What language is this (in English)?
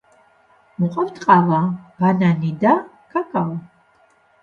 Georgian